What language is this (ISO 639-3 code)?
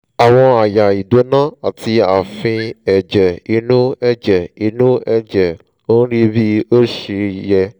yor